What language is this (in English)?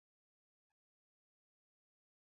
Swahili